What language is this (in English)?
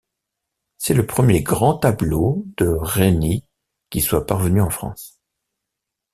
French